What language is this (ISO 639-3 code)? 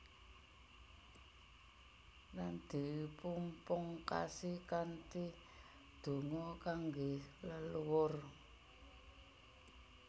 jav